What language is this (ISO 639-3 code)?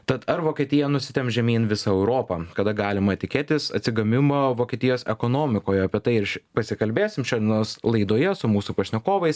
lit